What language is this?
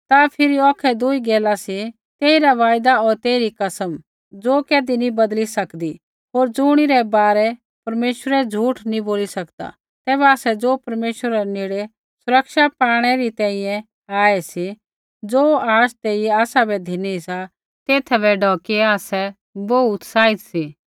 Kullu Pahari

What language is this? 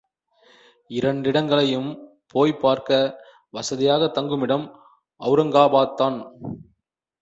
Tamil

